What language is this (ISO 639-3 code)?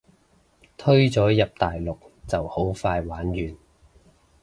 yue